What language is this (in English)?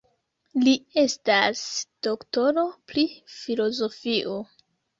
Esperanto